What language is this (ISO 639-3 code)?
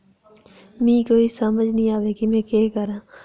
doi